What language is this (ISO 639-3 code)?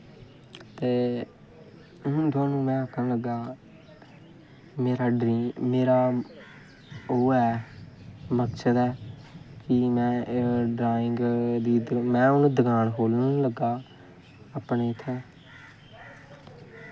doi